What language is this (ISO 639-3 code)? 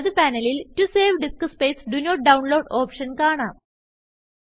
mal